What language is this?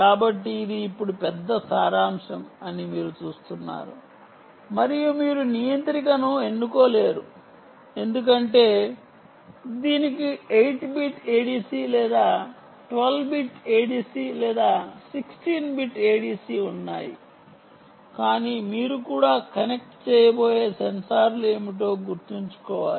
Telugu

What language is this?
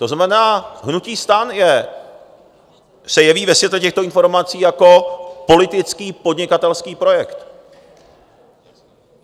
Czech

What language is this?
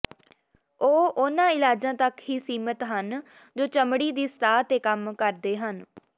Punjabi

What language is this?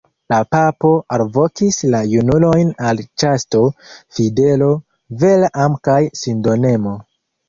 Esperanto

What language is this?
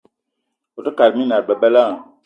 Eton (Cameroon)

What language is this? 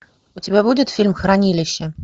Russian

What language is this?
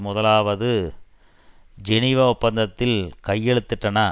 Tamil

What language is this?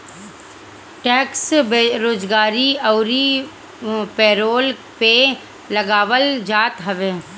Bhojpuri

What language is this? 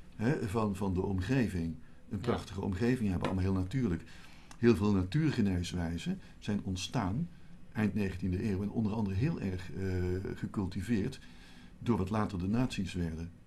Dutch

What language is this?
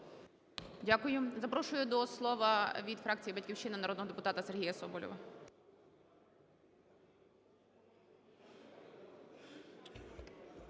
Ukrainian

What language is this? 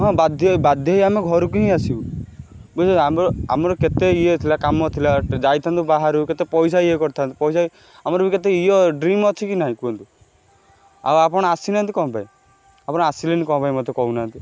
Odia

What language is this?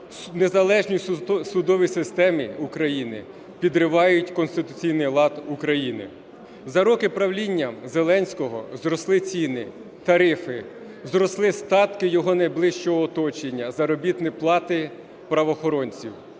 Ukrainian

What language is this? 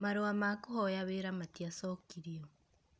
Kikuyu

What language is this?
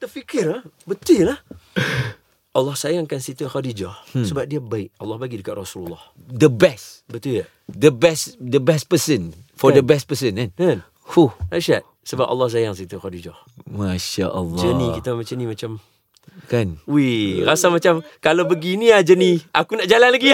Malay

